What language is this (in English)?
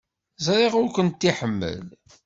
Kabyle